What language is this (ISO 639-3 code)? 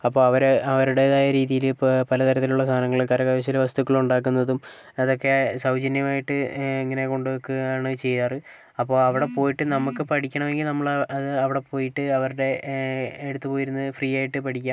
mal